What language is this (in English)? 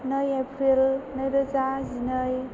Bodo